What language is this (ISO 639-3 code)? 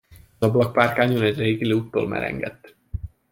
hun